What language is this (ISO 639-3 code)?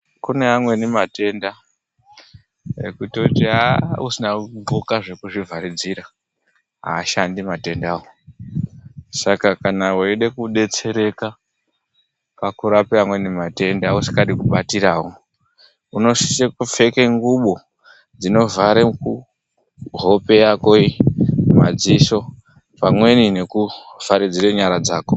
ndc